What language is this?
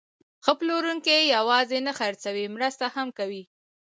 Pashto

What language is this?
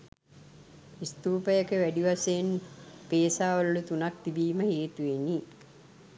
Sinhala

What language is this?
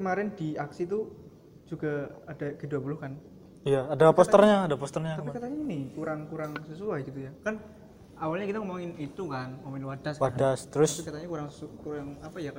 Indonesian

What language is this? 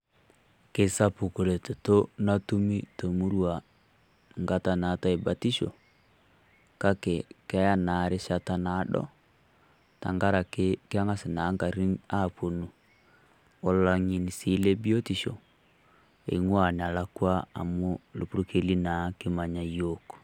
Masai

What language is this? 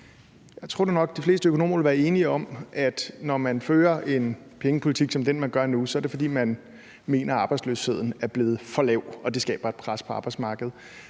Danish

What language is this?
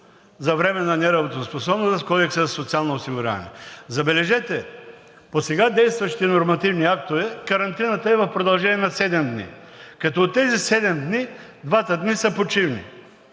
Bulgarian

